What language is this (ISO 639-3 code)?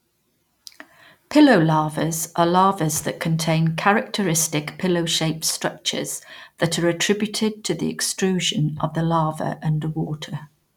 eng